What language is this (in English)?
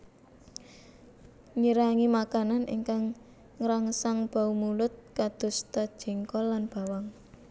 Javanese